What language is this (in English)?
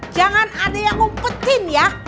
Indonesian